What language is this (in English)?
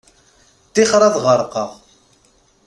Kabyle